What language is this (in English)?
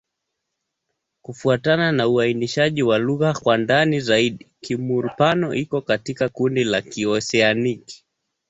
Swahili